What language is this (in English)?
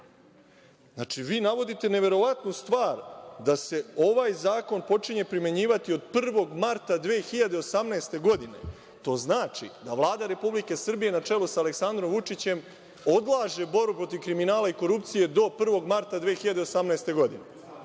Serbian